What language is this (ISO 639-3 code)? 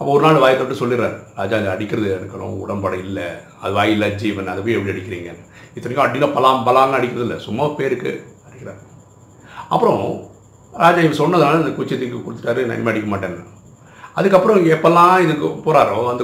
tam